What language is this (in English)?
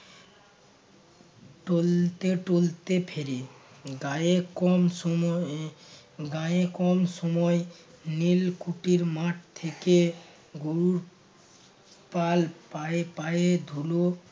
Bangla